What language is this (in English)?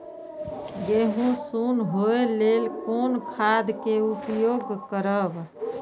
Maithili